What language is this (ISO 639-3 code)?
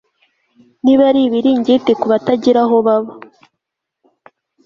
kin